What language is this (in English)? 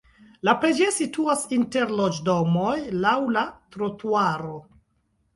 Esperanto